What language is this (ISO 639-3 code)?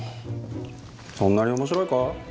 jpn